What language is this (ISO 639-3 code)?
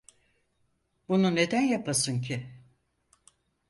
tur